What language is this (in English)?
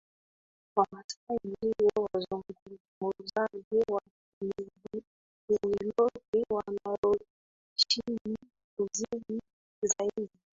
Swahili